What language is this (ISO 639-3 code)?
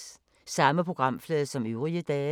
dan